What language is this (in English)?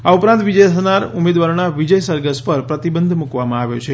Gujarati